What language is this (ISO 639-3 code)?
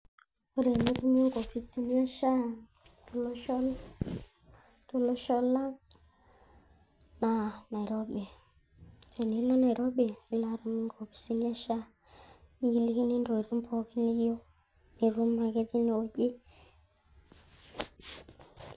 mas